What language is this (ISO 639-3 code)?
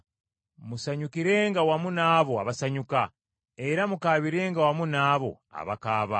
lug